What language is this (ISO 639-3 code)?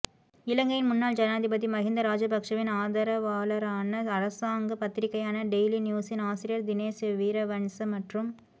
tam